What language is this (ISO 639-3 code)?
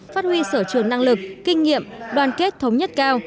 vie